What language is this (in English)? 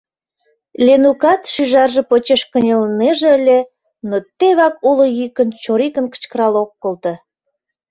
Mari